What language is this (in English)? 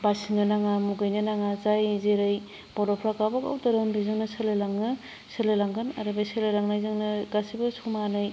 Bodo